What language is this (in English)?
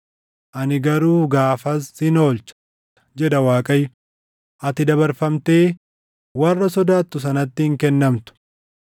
Oromo